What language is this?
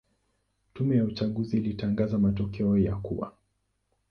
Swahili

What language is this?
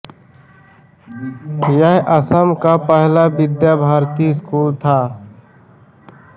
Hindi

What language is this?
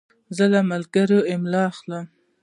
Pashto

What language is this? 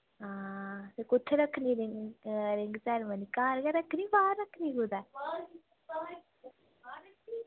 Dogri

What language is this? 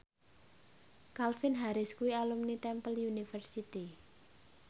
Javanese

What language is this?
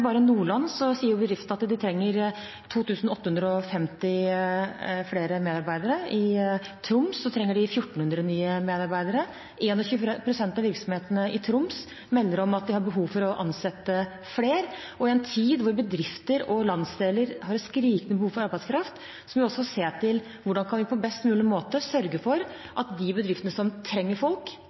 Norwegian Bokmål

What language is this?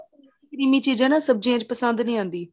Punjabi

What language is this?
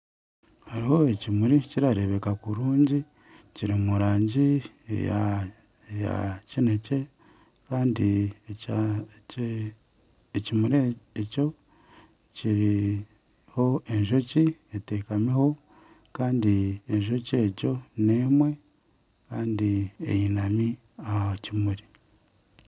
Nyankole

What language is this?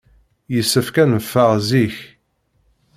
Kabyle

